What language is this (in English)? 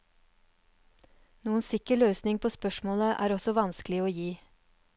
Norwegian